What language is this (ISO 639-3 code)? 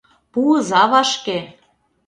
chm